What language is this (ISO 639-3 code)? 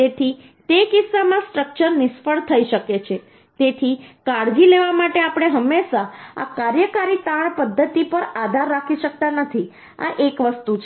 guj